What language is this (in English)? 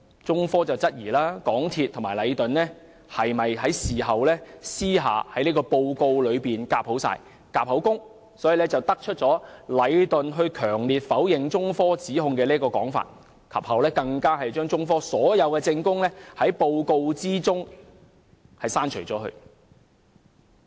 Cantonese